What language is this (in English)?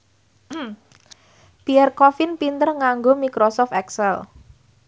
Javanese